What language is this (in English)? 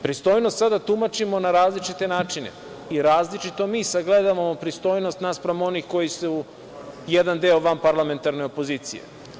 Serbian